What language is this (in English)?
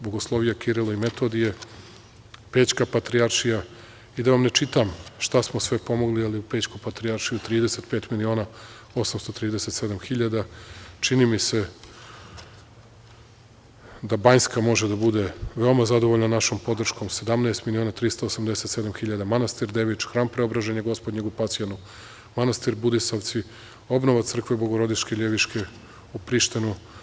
Serbian